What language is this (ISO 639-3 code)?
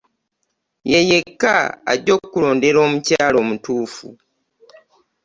lug